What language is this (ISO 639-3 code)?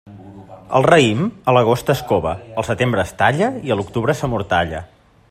cat